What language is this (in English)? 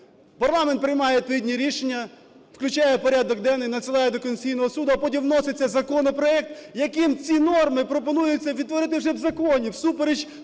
Ukrainian